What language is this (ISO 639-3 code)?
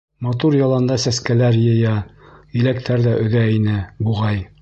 bak